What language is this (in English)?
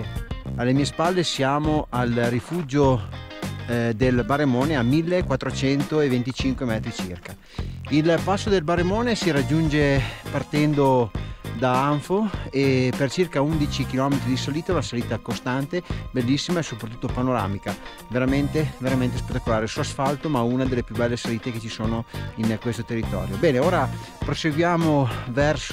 Italian